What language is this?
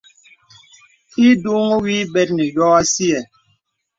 Bebele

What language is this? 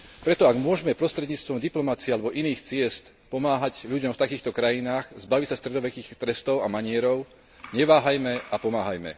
Slovak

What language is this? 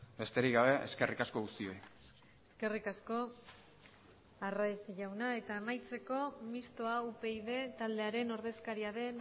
Basque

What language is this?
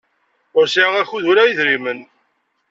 Kabyle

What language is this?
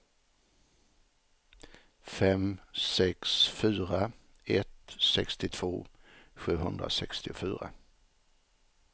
Swedish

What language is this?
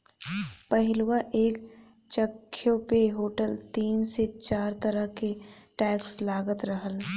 Bhojpuri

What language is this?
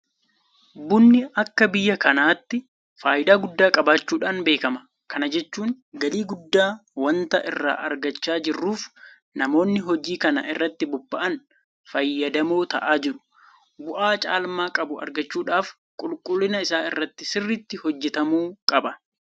Oromo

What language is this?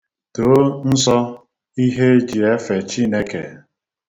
Igbo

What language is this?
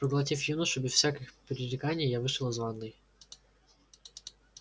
Russian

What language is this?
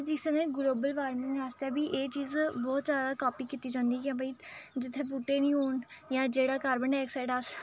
Dogri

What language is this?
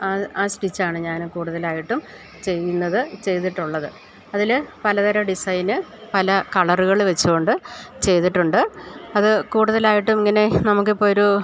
Malayalam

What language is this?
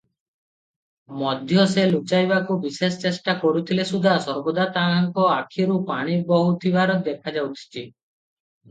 Odia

